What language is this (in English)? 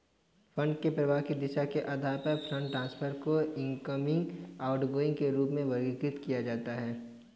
Hindi